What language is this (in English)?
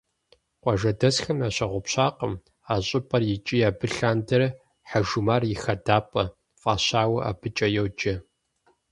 Kabardian